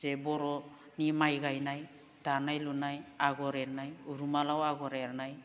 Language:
Bodo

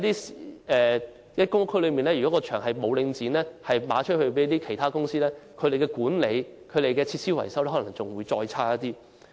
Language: Cantonese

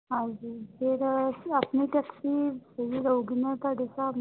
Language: Punjabi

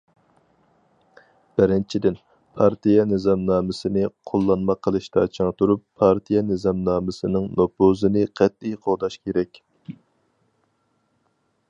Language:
Uyghur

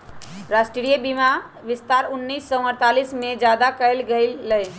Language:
Magahi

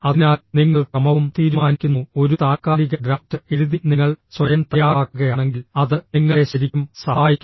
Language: Malayalam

